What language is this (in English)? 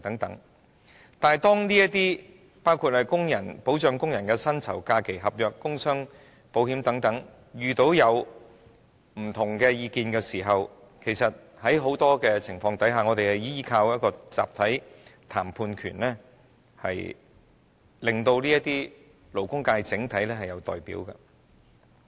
Cantonese